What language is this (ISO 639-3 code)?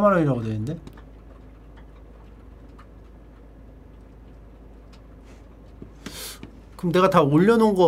kor